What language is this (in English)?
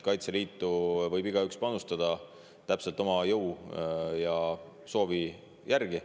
Estonian